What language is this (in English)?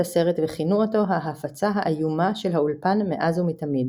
Hebrew